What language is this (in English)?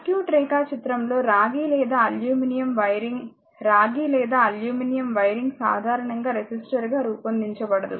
Telugu